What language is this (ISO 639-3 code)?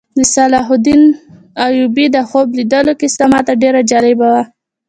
pus